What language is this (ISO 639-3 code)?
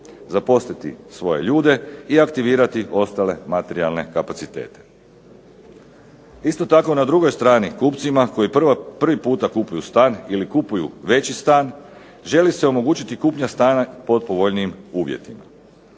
hrv